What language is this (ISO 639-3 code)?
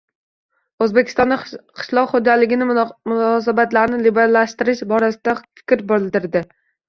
uzb